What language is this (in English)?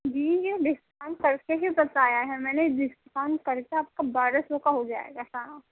Urdu